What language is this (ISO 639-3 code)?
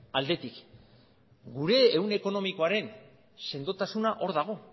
eus